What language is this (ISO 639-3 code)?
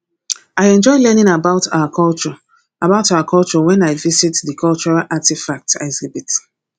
pcm